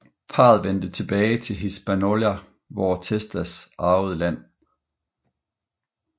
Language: Danish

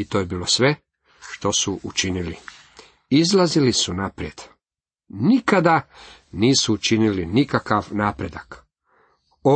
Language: Croatian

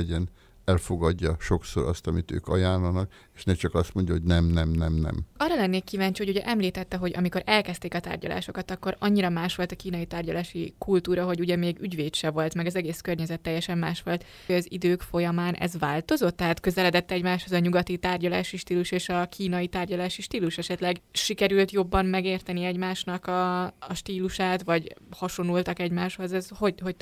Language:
Hungarian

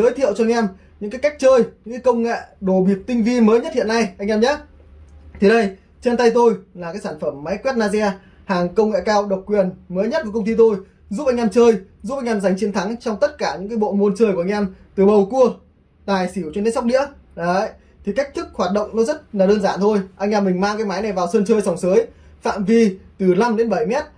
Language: Vietnamese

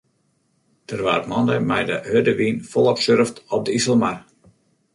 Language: Western Frisian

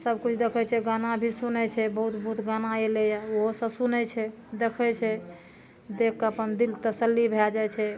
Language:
Maithili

